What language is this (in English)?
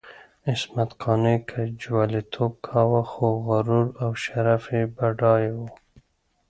Pashto